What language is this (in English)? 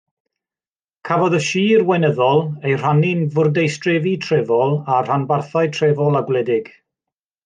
Welsh